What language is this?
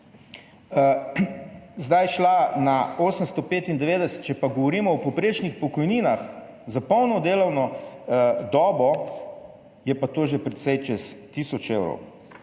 Slovenian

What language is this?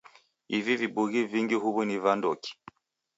Taita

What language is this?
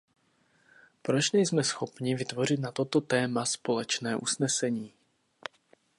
Czech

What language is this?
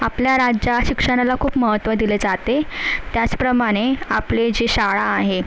Marathi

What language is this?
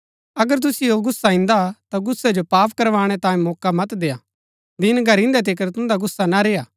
Gaddi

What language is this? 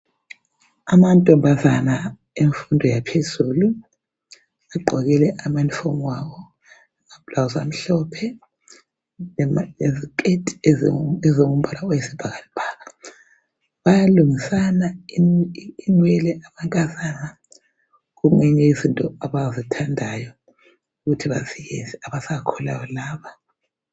North Ndebele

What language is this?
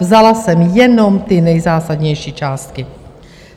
Czech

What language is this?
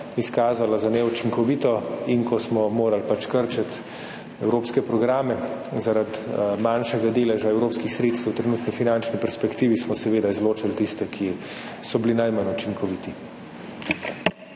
Slovenian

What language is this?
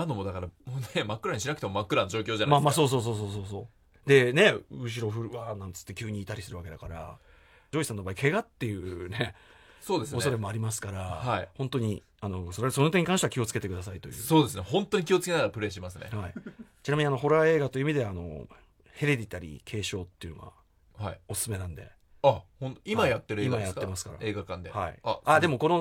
Japanese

